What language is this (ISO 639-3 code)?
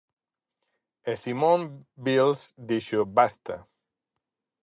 glg